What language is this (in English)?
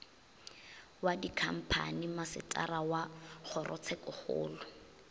Northern Sotho